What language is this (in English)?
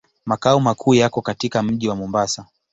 Swahili